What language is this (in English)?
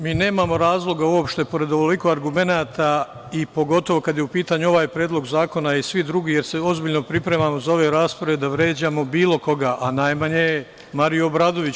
Serbian